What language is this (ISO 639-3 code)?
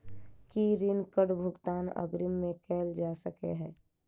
mai